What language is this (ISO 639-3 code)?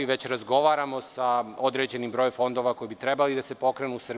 srp